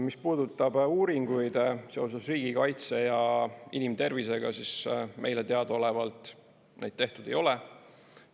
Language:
Estonian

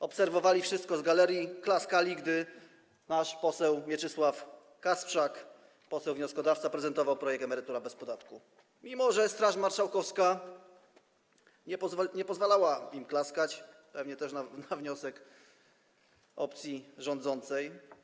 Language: Polish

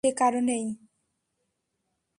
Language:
Bangla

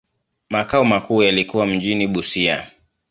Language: Swahili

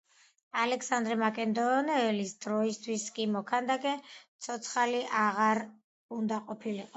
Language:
Georgian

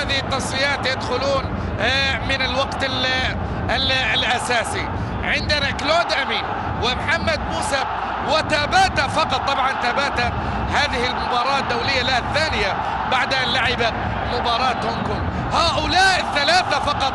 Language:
Arabic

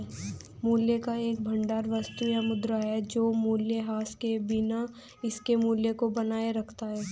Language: Hindi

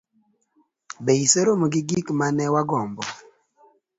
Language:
Luo (Kenya and Tanzania)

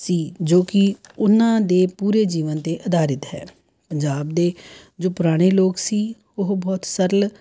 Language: Punjabi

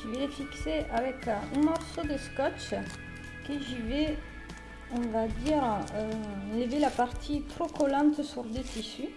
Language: French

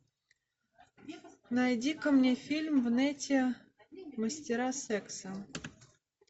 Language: Russian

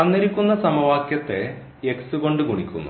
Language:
Malayalam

